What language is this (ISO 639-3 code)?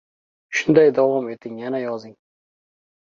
uzb